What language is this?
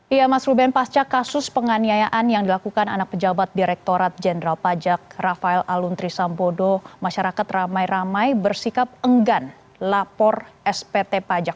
Indonesian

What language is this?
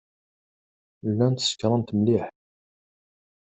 Kabyle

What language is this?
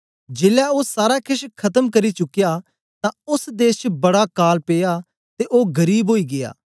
Dogri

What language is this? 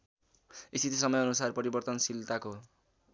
Nepali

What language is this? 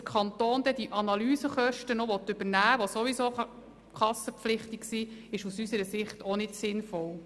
Swiss German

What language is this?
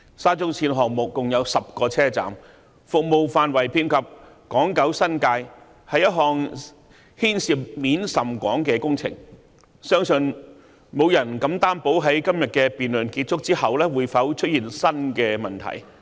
Cantonese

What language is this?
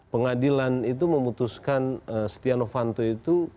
Indonesian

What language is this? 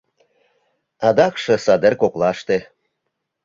Mari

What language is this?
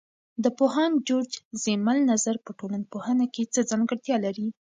Pashto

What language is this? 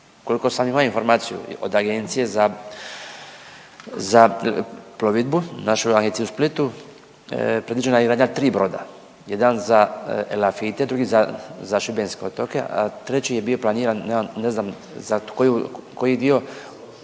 Croatian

